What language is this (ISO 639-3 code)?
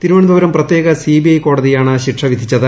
mal